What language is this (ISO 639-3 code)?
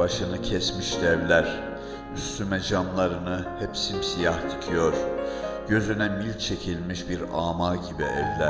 tur